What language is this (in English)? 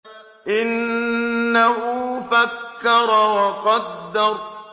Arabic